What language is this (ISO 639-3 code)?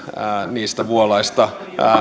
fin